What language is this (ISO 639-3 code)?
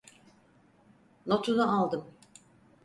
tur